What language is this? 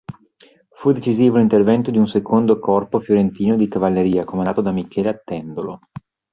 Italian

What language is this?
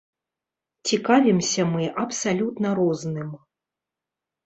Belarusian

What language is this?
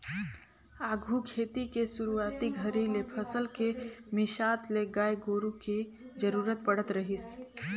Chhattisgarhi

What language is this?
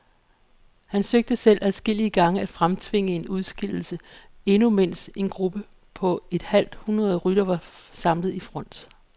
Danish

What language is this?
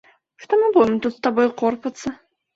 Belarusian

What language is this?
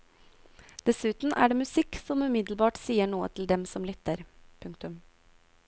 Norwegian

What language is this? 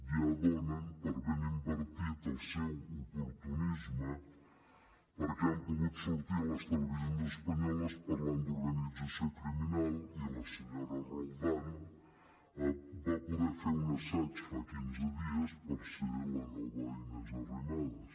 Catalan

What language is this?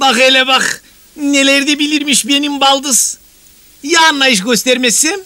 Turkish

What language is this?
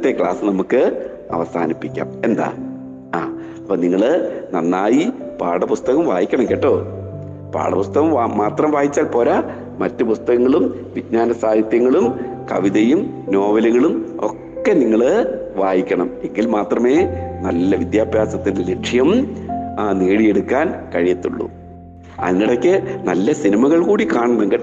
Malayalam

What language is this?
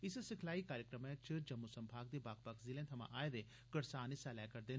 Dogri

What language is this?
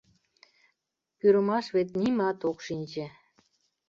Mari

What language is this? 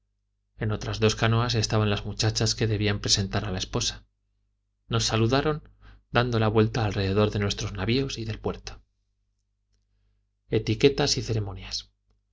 Spanish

